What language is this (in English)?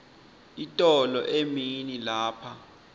Swati